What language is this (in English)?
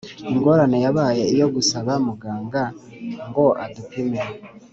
Kinyarwanda